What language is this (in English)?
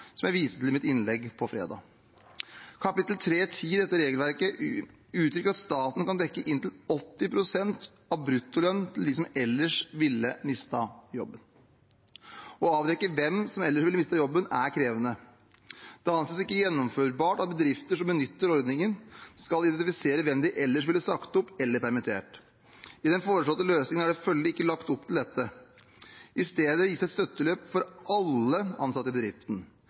Norwegian Bokmål